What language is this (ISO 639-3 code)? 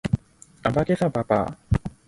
yue